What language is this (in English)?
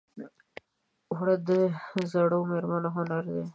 Pashto